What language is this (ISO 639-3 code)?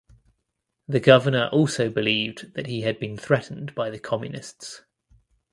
eng